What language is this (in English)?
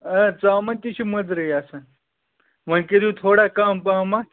Kashmiri